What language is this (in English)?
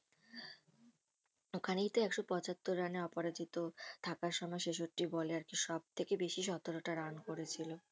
Bangla